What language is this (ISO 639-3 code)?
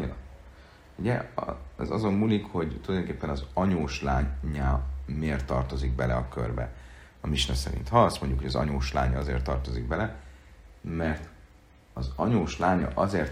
hun